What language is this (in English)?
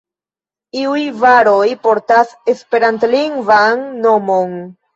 Esperanto